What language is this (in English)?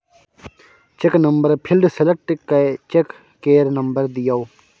Maithili